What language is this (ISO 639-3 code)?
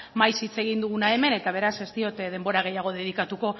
eus